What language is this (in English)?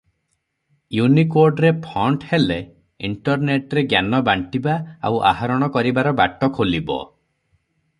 Odia